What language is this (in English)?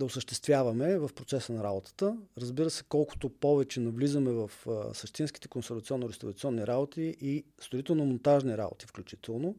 Bulgarian